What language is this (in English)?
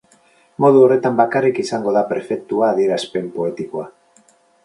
Basque